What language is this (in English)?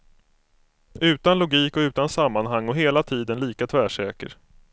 Swedish